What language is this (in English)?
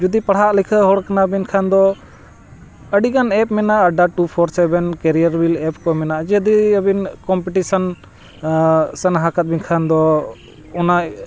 Santali